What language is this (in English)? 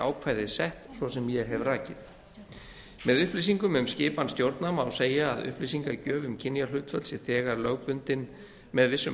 Icelandic